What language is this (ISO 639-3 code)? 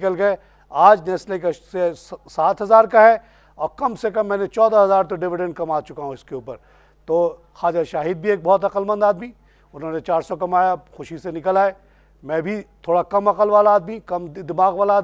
hin